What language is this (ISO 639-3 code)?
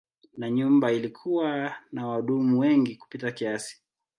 swa